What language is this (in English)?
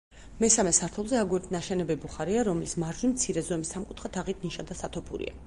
Georgian